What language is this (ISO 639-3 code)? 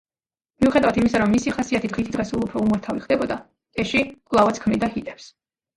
kat